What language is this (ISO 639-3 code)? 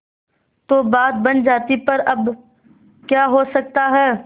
hin